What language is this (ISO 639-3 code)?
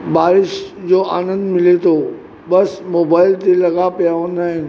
snd